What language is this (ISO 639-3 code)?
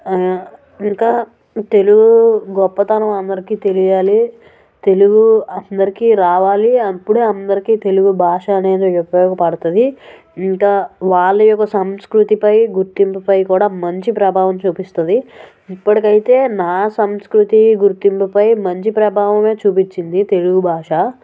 tel